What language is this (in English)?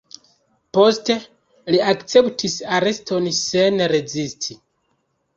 Esperanto